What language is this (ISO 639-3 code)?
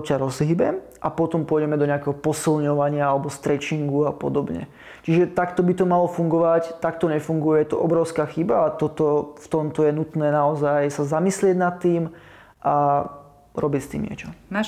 slk